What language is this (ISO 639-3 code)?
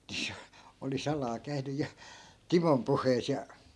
fin